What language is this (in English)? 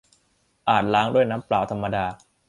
Thai